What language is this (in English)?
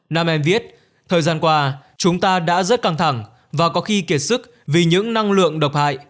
Vietnamese